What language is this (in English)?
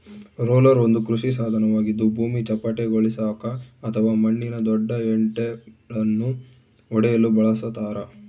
Kannada